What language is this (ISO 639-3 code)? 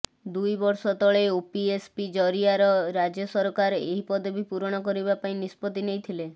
ori